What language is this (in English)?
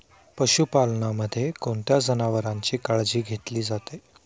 Marathi